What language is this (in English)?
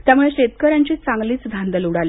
Marathi